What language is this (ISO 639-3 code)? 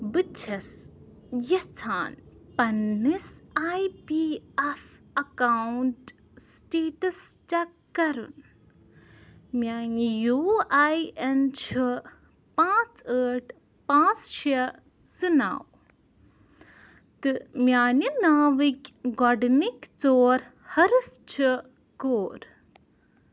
kas